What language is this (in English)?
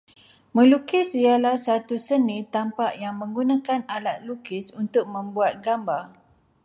Malay